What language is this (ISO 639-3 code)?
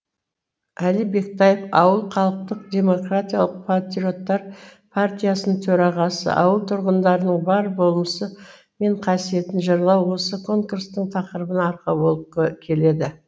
kaz